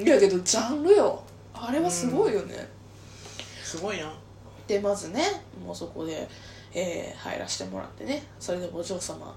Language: Japanese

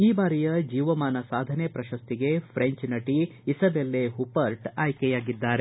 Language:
Kannada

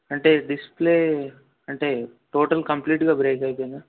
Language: Telugu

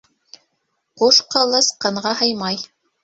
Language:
Bashkir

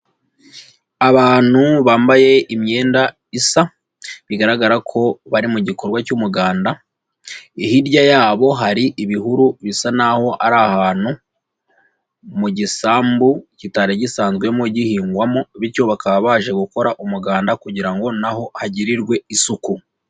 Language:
Kinyarwanda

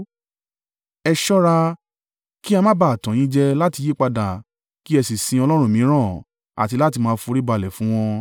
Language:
Yoruba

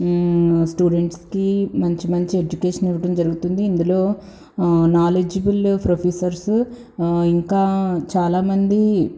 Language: Telugu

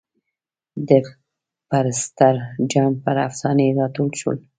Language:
Pashto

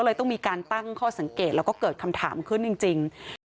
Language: Thai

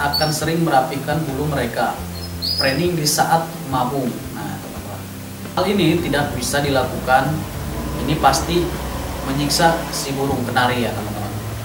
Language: Indonesian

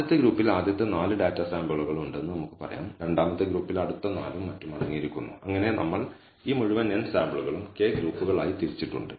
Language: Malayalam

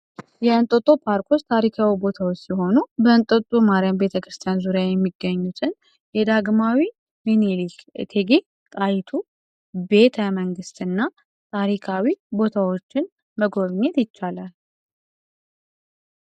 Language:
Amharic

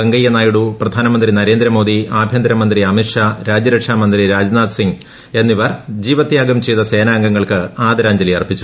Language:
Malayalam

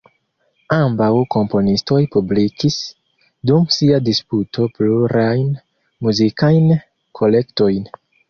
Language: Esperanto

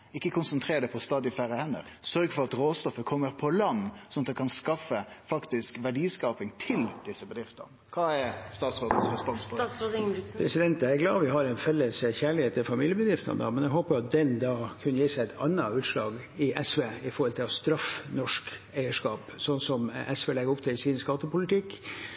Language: Norwegian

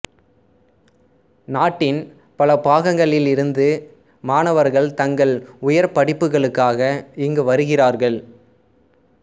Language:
Tamil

